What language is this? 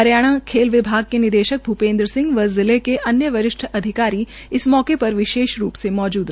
Hindi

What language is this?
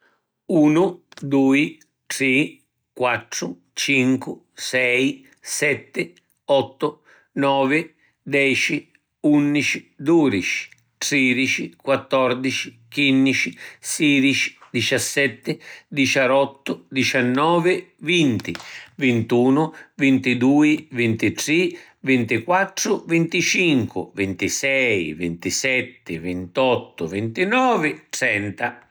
Sicilian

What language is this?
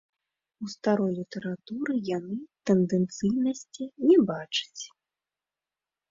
Belarusian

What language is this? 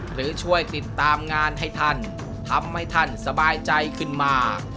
Thai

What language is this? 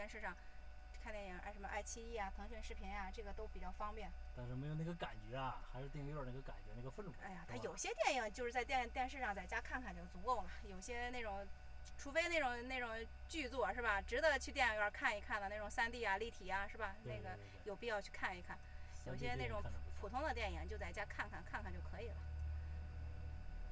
Chinese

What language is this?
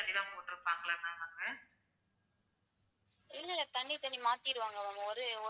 Tamil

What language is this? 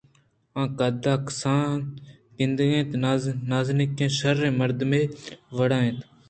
Eastern Balochi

